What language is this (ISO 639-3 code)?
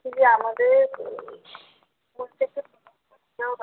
ben